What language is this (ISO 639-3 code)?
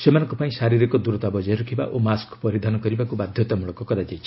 ori